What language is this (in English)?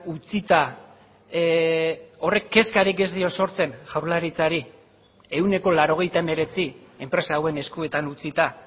Basque